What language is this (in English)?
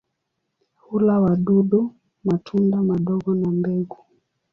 Swahili